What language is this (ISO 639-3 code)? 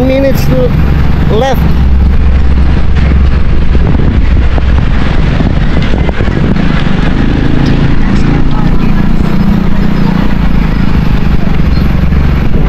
fil